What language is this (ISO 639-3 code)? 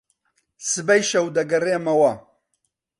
ckb